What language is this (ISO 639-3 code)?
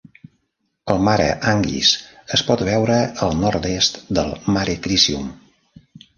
cat